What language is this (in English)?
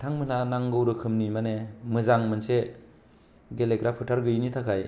Bodo